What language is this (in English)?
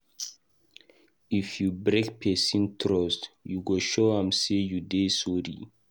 Nigerian Pidgin